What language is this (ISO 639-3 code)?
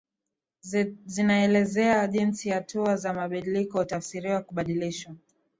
swa